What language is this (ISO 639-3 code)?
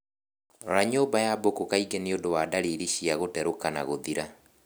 kik